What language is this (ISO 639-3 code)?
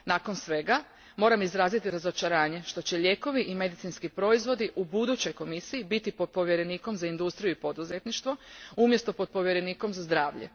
hrv